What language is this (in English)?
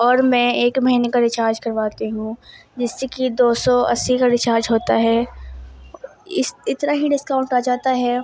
Urdu